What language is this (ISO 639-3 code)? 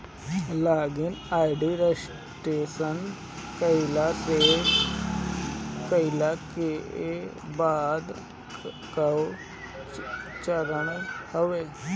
bho